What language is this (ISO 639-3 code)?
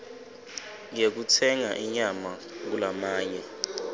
ssw